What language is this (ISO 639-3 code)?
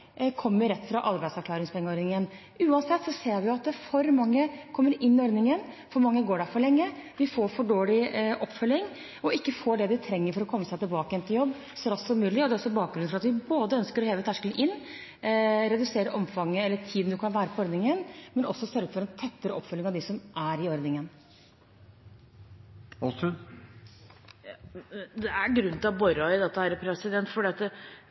nob